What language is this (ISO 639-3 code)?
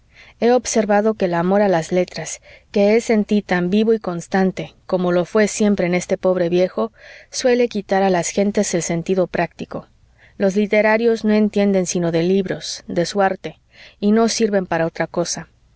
spa